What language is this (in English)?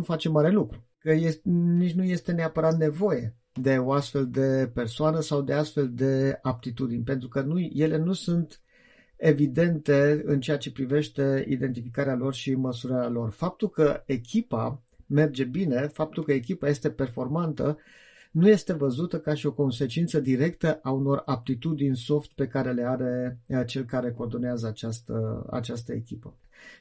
Romanian